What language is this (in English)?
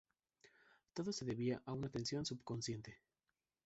Spanish